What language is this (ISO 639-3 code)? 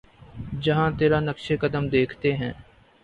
urd